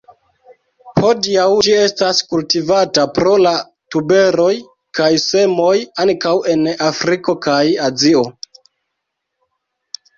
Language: Esperanto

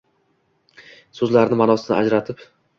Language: Uzbek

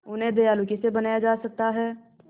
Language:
Hindi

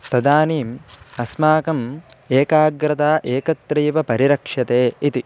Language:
Sanskrit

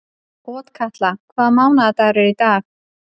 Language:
Icelandic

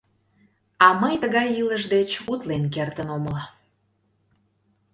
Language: Mari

